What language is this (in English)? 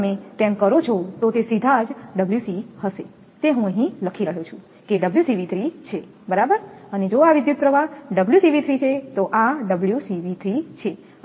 Gujarati